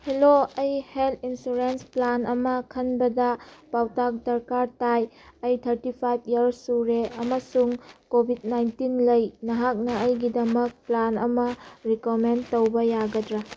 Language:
Manipuri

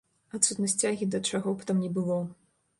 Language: Belarusian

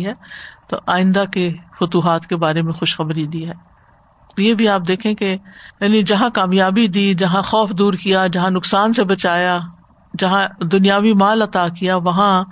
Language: Urdu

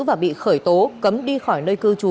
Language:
Vietnamese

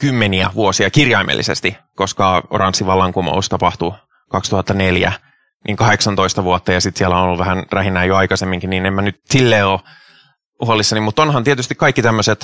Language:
Finnish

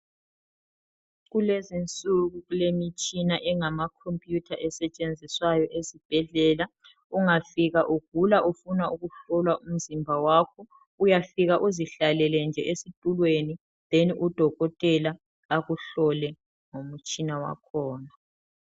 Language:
North Ndebele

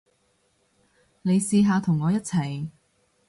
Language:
Cantonese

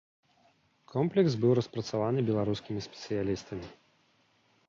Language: Belarusian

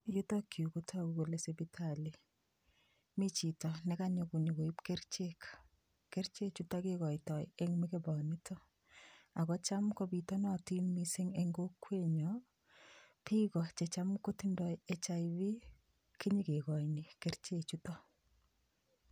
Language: Kalenjin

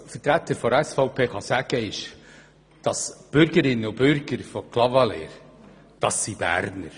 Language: Swiss German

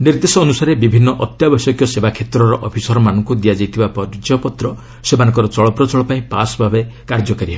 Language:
Odia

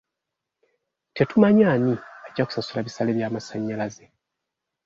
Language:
Ganda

